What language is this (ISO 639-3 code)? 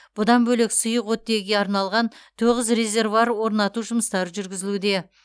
kaz